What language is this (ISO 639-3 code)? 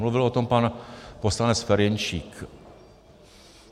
ces